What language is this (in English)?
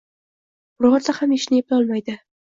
Uzbek